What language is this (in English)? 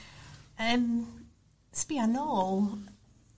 Welsh